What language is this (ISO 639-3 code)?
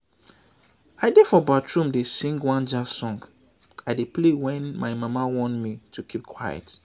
pcm